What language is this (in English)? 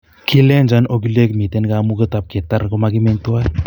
Kalenjin